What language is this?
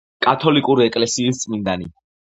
Georgian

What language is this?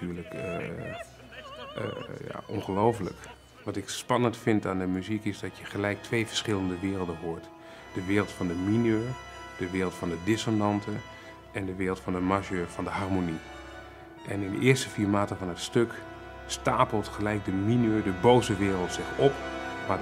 Dutch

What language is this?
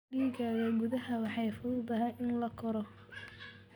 Somali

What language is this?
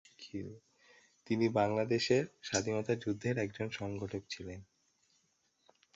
Bangla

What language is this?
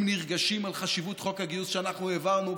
Hebrew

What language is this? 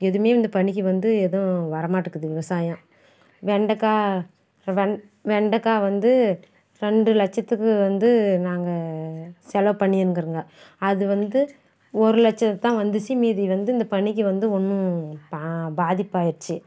Tamil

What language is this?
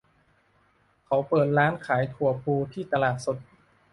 Thai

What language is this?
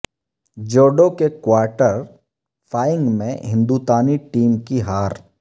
Urdu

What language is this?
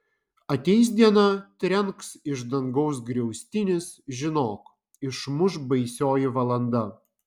Lithuanian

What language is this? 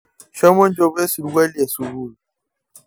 Masai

